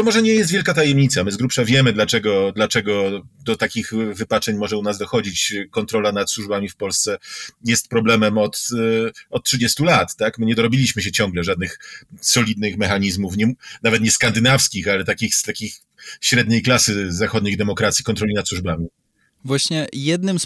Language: Polish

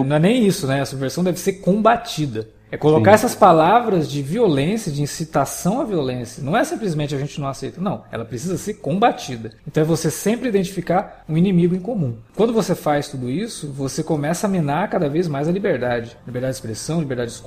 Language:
Portuguese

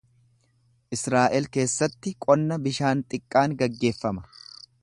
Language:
Oromo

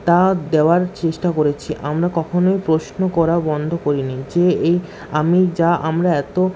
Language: Bangla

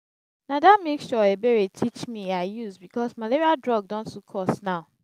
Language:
Nigerian Pidgin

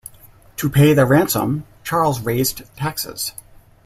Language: English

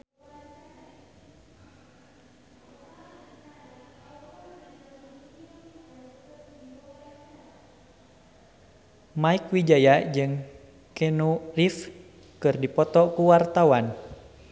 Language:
Sundanese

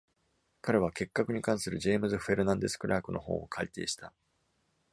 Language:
Japanese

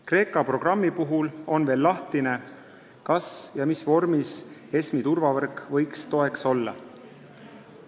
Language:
Estonian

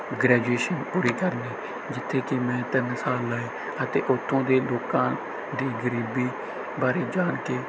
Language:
Punjabi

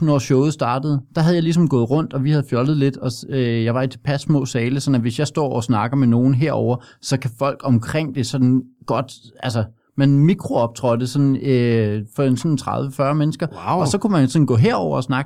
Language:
Danish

